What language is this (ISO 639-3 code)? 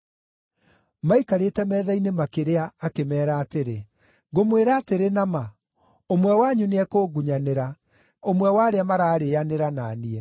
kik